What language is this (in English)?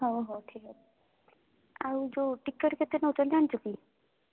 Odia